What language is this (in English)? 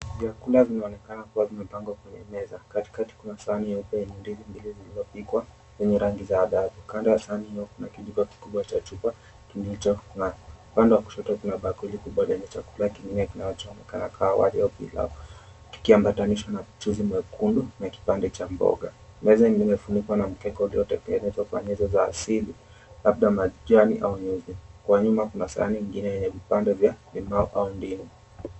Swahili